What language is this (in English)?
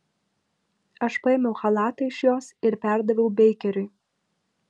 Lithuanian